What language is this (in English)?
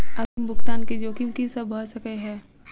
Maithili